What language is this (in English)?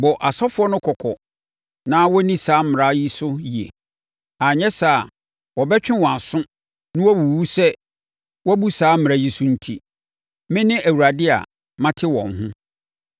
Akan